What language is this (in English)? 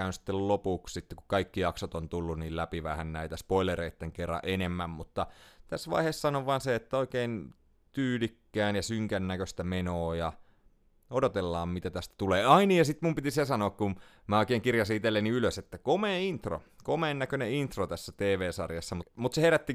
Finnish